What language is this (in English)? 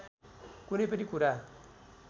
Nepali